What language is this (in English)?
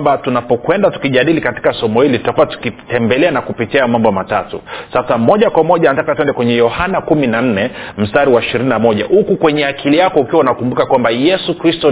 Swahili